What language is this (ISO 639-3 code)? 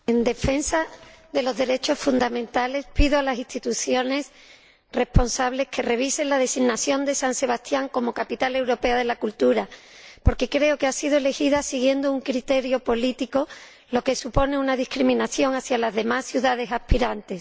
spa